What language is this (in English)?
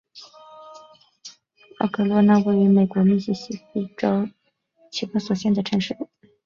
Chinese